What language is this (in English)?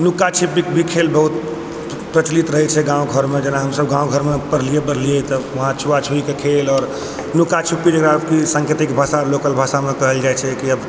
Maithili